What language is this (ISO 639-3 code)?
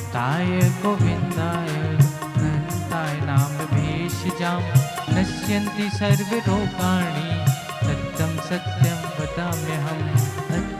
hin